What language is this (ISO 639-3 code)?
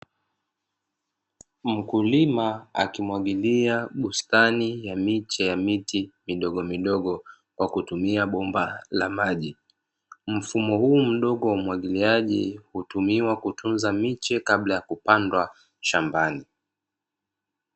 swa